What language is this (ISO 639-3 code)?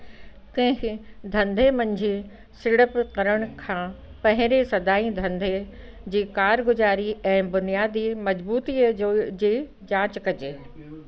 snd